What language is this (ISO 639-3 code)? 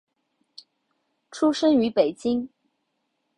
zho